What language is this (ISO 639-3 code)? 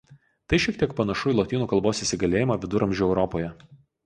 lit